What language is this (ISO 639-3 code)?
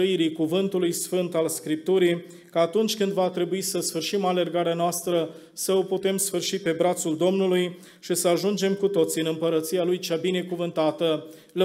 ron